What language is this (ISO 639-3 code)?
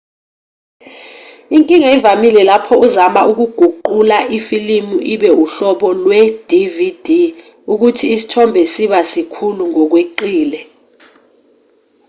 zul